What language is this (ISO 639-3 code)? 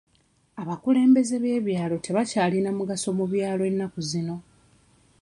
lug